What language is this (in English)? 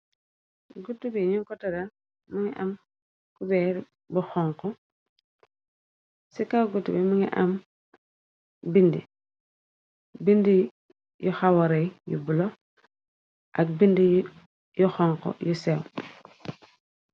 Wolof